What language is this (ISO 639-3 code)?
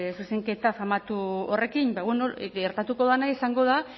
eus